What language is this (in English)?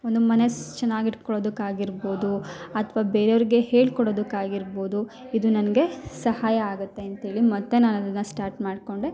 Kannada